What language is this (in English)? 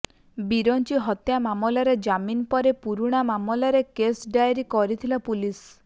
Odia